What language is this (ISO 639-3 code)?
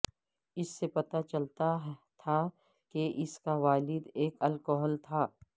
urd